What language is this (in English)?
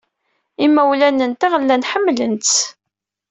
Kabyle